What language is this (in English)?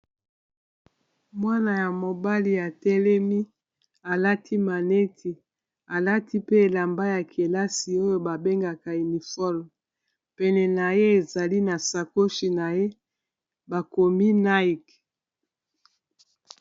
Lingala